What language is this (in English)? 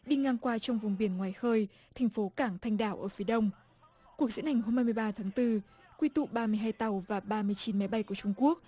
Vietnamese